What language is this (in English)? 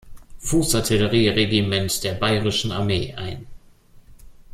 German